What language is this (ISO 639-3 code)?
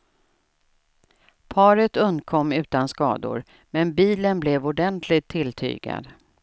swe